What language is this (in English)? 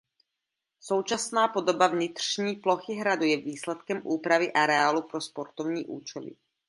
Czech